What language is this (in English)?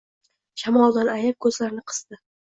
Uzbek